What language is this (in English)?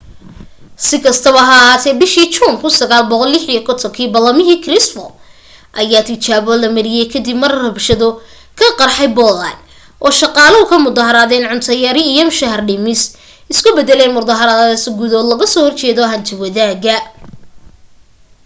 Somali